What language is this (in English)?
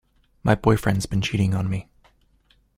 English